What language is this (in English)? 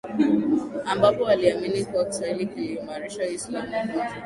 Swahili